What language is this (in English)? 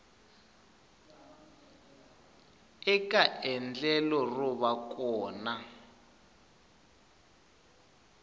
Tsonga